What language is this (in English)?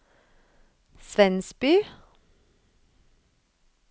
Norwegian